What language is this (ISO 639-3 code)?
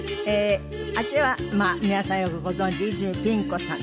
jpn